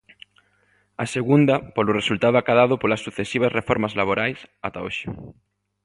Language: Galician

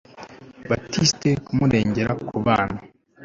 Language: Kinyarwanda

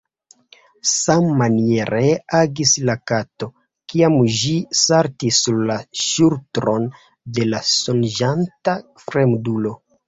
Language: Esperanto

